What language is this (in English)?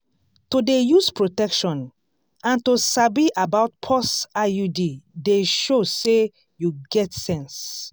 Nigerian Pidgin